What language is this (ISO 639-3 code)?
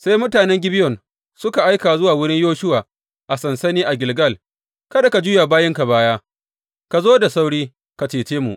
hau